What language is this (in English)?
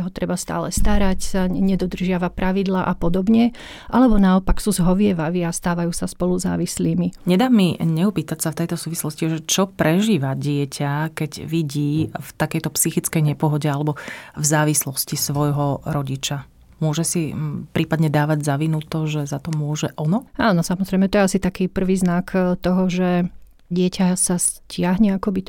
Slovak